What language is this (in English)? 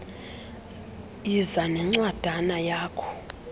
Xhosa